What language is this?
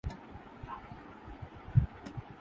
Urdu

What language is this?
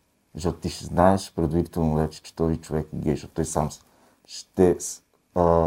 Bulgarian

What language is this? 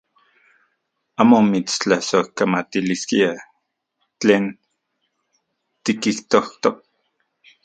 Central Puebla Nahuatl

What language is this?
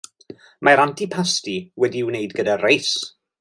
Welsh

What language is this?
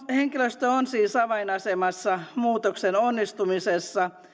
Finnish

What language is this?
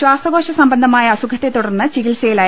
Malayalam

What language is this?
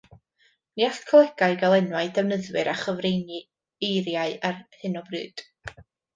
Welsh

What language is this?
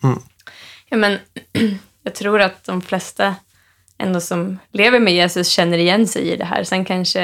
Swedish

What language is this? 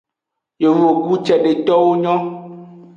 Aja (Benin)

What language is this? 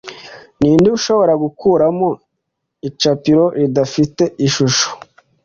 Kinyarwanda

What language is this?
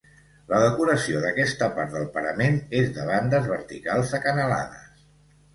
Catalan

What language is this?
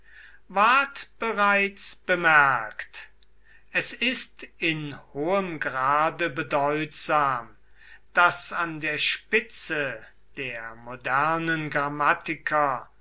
German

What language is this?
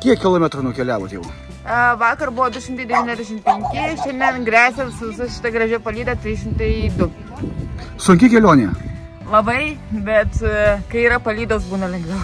Lithuanian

